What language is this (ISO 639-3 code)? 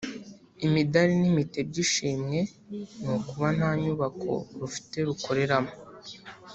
kin